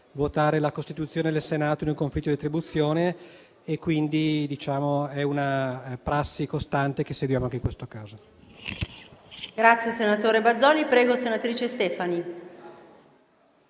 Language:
Italian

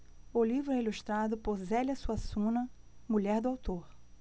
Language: Portuguese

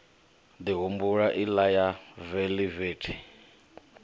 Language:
Venda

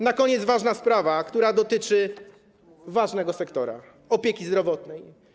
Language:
Polish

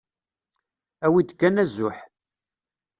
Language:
Kabyle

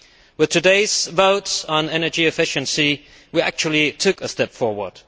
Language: English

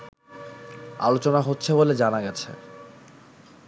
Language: Bangla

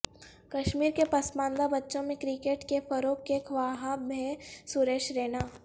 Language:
Urdu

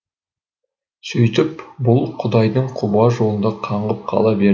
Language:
Kazakh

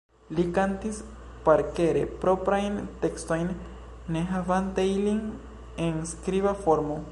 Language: Esperanto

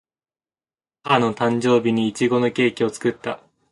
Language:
Japanese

